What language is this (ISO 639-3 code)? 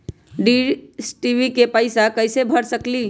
mag